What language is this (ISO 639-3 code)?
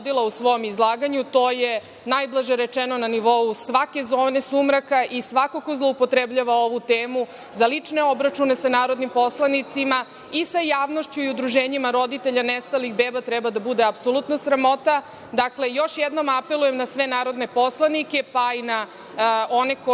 srp